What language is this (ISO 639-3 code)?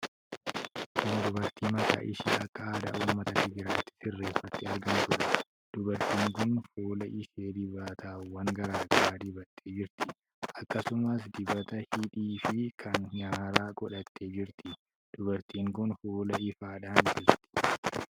orm